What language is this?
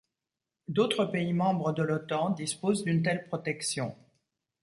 French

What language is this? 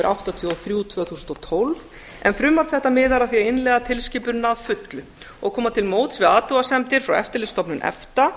Icelandic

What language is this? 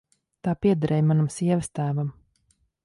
Latvian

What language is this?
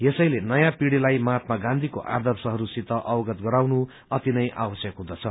Nepali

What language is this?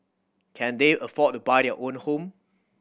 English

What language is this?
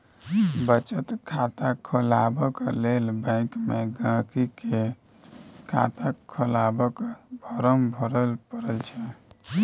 Maithili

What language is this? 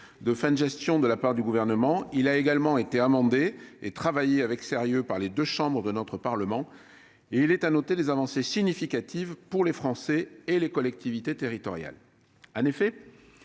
French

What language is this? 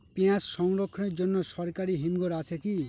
Bangla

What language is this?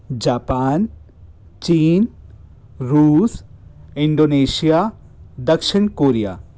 Hindi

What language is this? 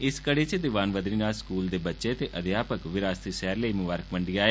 Dogri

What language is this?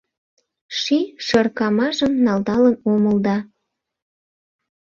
Mari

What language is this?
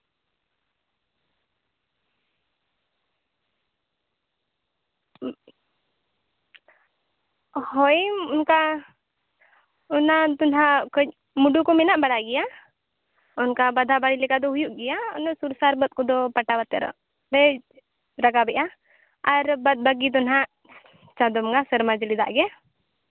Santali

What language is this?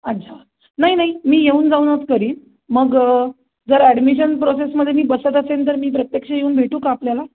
Marathi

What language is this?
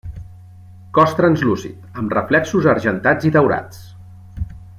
Catalan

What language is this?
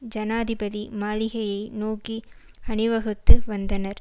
Tamil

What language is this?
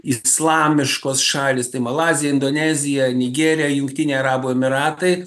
Lithuanian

